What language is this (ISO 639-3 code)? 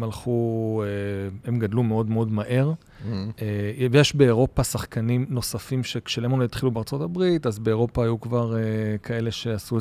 heb